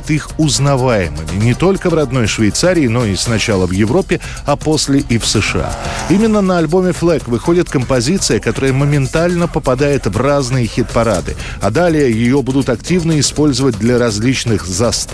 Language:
Russian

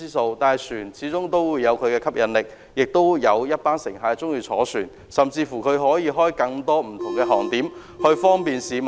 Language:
Cantonese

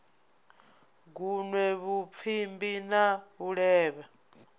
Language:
Venda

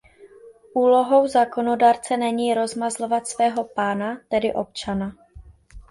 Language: Czech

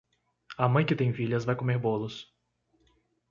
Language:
Portuguese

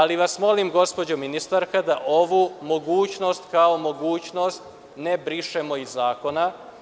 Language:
Serbian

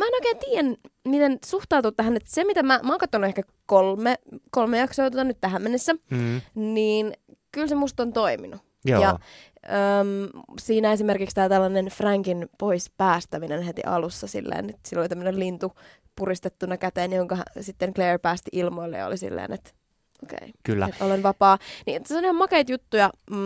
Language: Finnish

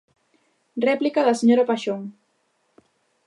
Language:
Galician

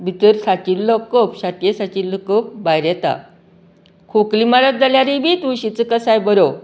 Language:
Konkani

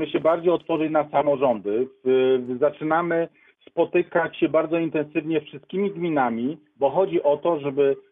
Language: Polish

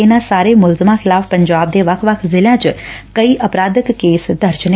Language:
Punjabi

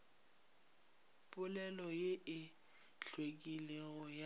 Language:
Northern Sotho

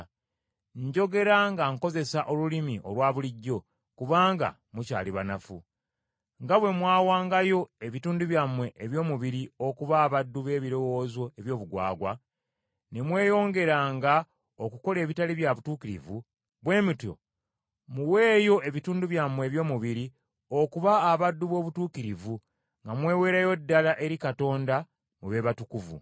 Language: Ganda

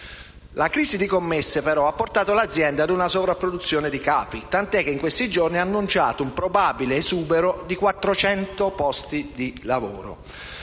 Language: Italian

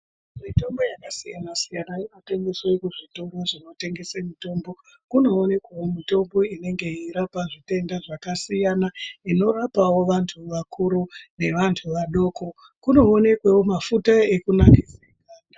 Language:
Ndau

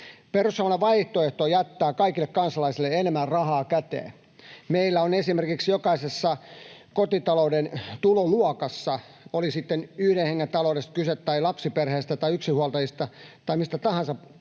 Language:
Finnish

